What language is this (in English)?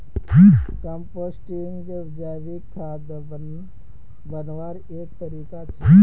Magahi